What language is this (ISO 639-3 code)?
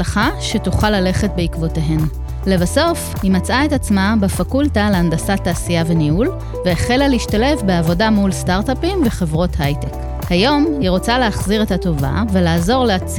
heb